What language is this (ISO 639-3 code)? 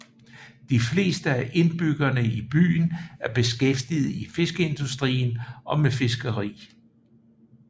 dan